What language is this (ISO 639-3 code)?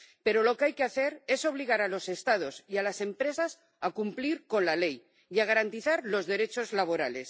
spa